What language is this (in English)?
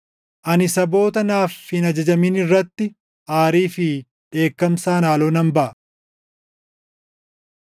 Oromo